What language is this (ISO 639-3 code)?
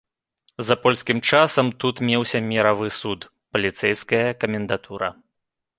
bel